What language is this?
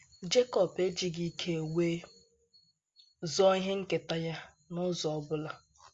Igbo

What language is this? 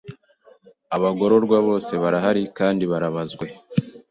Kinyarwanda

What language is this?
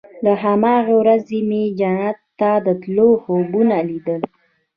Pashto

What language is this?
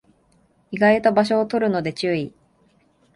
Japanese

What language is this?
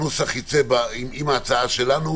Hebrew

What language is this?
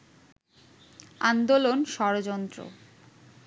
Bangla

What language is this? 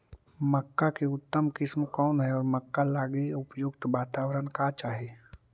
Magahi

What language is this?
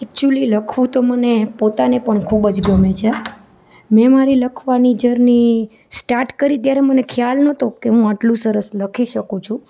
Gujarati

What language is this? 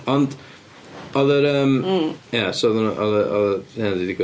Welsh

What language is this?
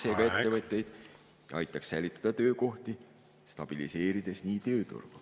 Estonian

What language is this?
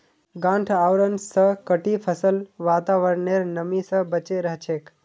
Magahi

